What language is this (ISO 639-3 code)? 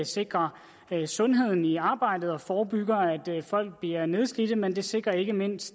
dan